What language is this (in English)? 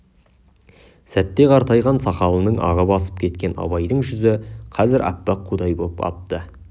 Kazakh